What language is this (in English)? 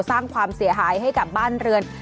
Thai